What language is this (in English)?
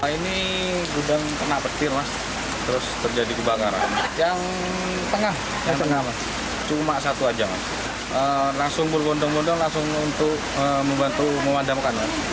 Indonesian